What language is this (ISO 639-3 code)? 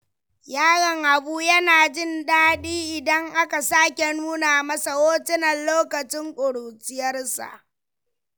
hau